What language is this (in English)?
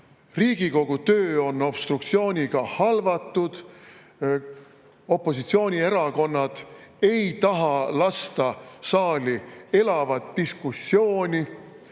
Estonian